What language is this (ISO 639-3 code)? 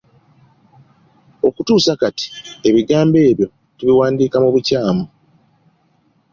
lug